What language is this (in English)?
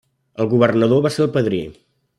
Catalan